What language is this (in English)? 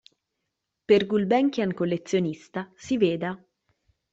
Italian